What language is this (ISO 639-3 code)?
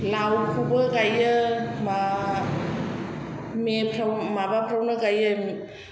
brx